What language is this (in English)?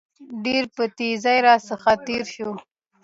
Pashto